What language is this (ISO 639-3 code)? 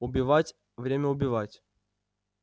rus